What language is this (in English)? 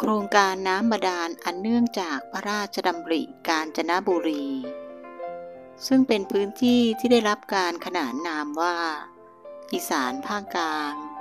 Thai